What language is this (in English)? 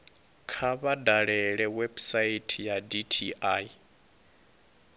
Venda